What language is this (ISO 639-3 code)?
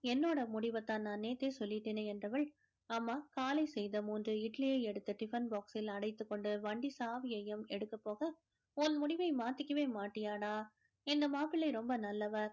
tam